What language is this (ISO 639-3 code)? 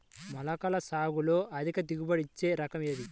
tel